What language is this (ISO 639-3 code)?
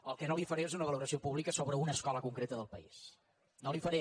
cat